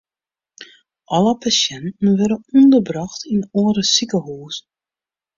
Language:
Western Frisian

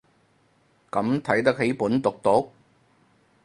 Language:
Cantonese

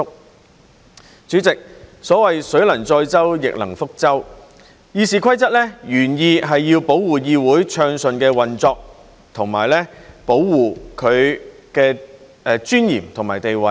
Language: Cantonese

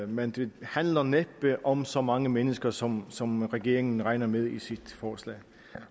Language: Danish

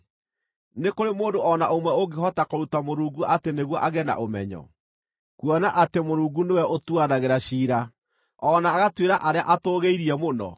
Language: Kikuyu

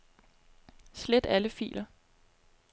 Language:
Danish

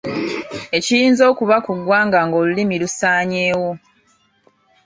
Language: Ganda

